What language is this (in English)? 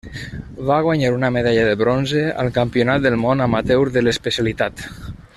Catalan